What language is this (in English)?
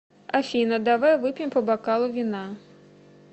Russian